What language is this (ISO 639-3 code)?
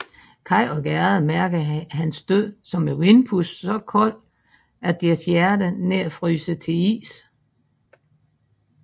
dan